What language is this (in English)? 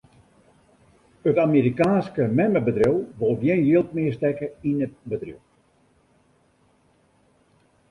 Western Frisian